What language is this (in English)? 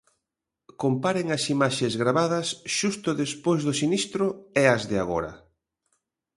Galician